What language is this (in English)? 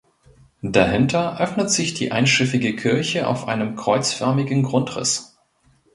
German